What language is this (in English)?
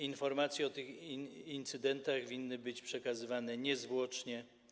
Polish